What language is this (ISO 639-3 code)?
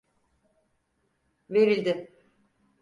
tur